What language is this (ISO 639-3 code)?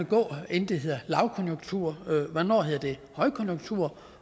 dan